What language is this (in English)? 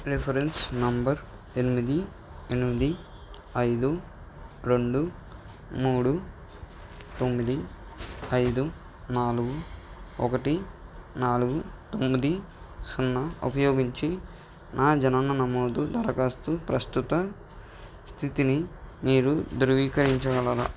Telugu